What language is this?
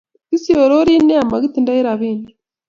Kalenjin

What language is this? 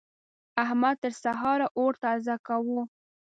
Pashto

